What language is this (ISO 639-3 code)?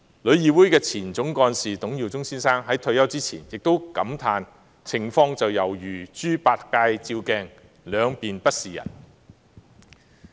yue